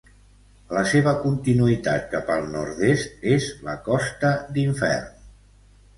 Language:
Catalan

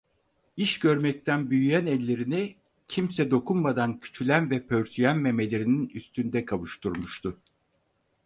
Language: Turkish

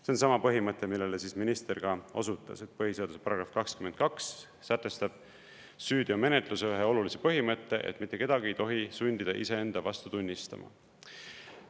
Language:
Estonian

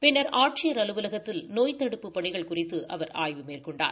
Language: Tamil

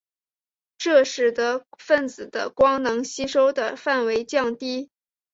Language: Chinese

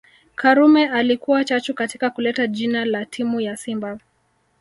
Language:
Swahili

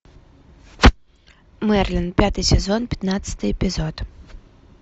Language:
Russian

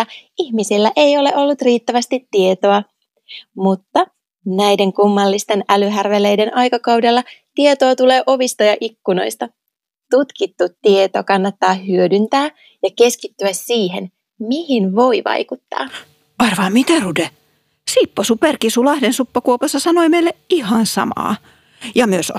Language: Finnish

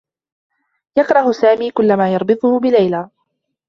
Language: Arabic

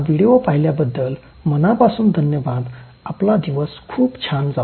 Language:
Marathi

